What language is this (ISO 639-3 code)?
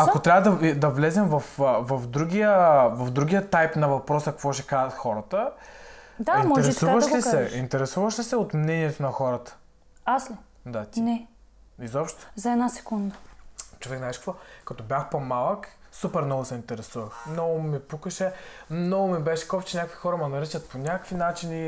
bul